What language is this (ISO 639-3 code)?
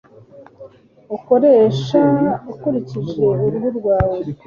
kin